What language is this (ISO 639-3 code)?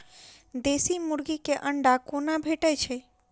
mai